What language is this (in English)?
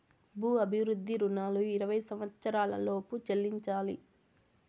Telugu